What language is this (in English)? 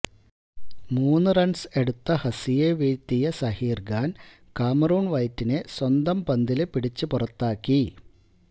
Malayalam